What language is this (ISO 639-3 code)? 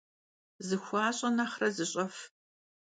kbd